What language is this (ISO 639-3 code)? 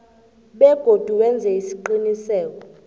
nbl